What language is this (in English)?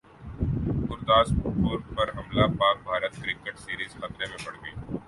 Urdu